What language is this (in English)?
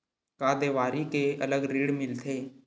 Chhattisgarhi